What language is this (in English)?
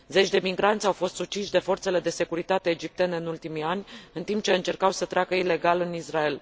Romanian